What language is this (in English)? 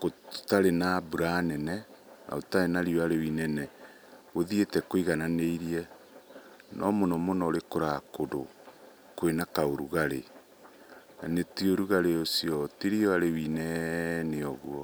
Kikuyu